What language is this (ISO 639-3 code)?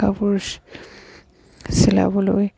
asm